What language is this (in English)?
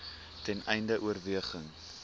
Afrikaans